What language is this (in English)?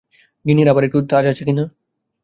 Bangla